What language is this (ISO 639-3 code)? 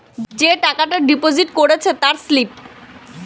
ben